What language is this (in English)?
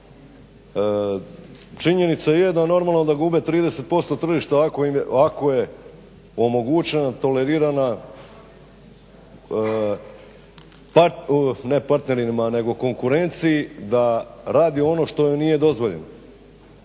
Croatian